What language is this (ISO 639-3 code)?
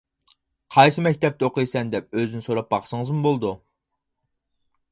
uig